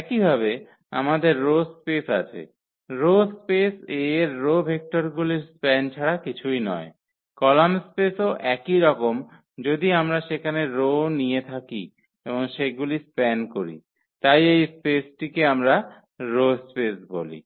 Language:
Bangla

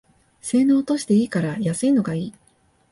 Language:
Japanese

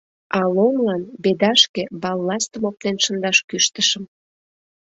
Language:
Mari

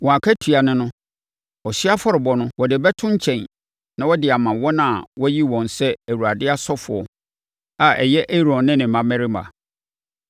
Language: Akan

